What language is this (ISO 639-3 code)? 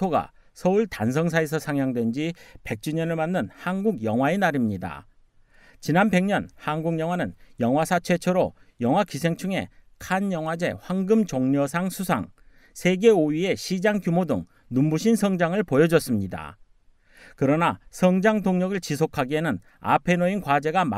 kor